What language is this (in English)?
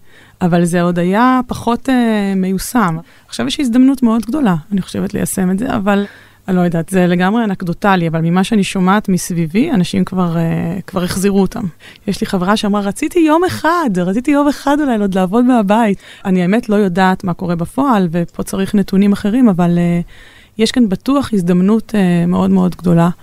Hebrew